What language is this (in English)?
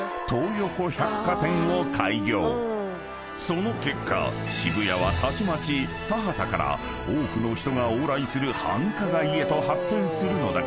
Japanese